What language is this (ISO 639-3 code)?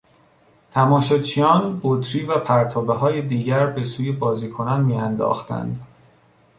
fas